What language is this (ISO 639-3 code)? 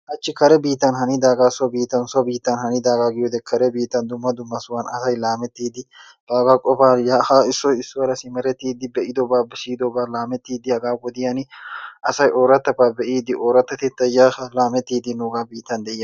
wal